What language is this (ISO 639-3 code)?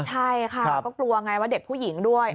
tha